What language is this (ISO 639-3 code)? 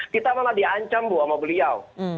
ind